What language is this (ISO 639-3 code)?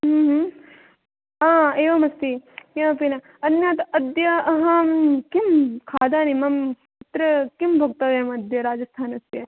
san